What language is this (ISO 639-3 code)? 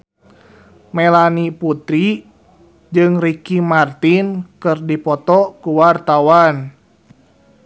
sun